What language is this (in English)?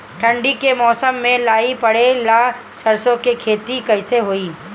Bhojpuri